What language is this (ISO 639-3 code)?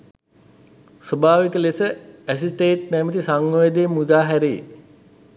sin